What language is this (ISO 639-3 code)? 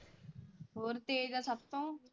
pan